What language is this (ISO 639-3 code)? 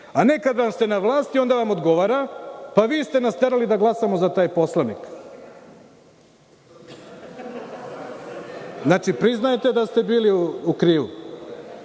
srp